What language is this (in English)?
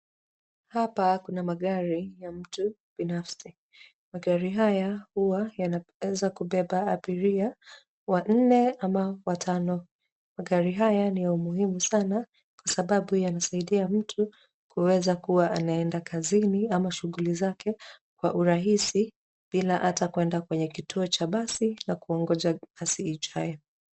Swahili